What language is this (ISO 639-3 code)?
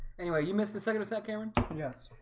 eng